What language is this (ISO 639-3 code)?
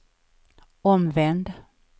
swe